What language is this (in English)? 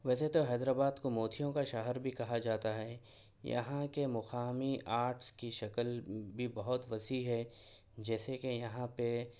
Urdu